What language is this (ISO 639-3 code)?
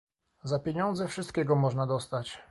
pol